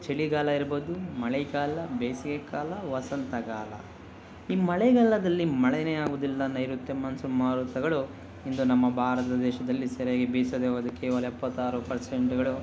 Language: Kannada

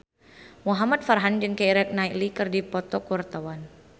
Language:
Sundanese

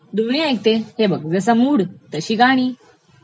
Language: Marathi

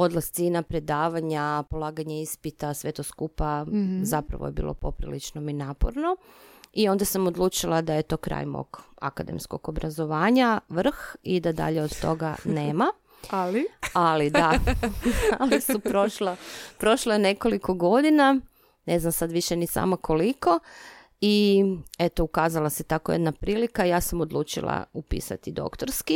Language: Croatian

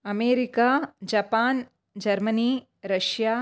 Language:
Sanskrit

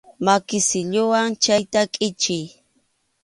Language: Arequipa-La Unión Quechua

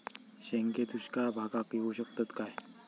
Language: Marathi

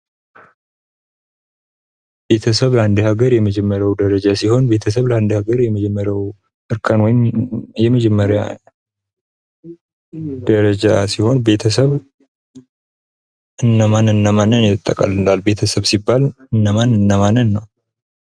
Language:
Amharic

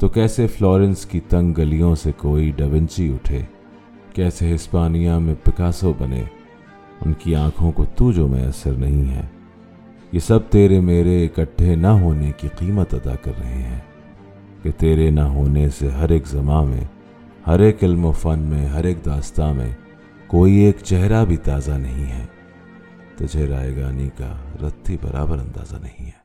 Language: Urdu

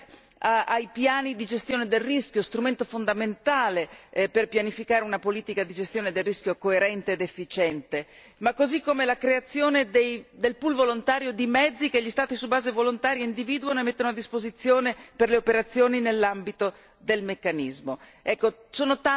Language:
Italian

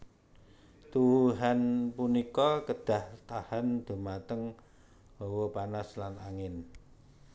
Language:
Javanese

